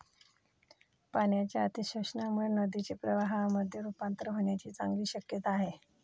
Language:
Marathi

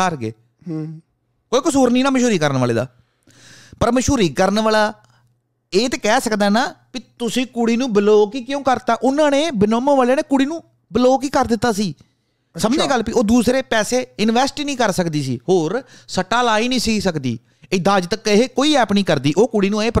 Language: Punjabi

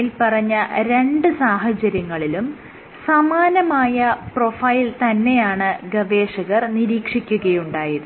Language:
Malayalam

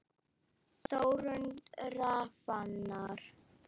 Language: Icelandic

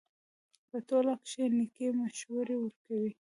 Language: Pashto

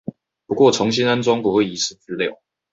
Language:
Chinese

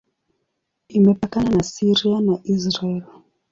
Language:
Swahili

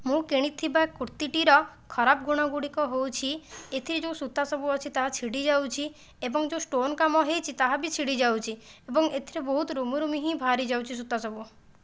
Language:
Odia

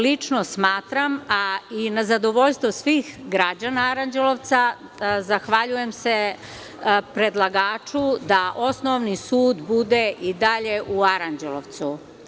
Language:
Serbian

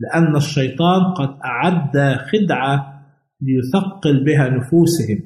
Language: Arabic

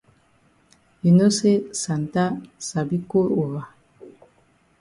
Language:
Cameroon Pidgin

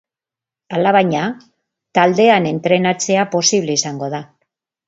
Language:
Basque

